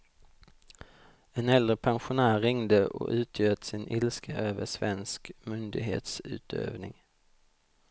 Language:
Swedish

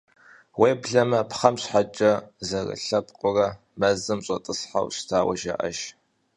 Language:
Kabardian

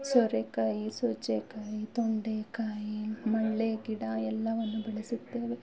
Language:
Kannada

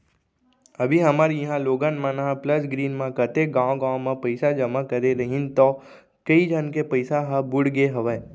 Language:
Chhattisgarhi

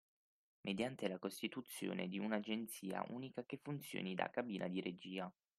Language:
Italian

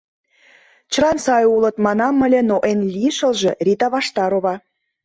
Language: Mari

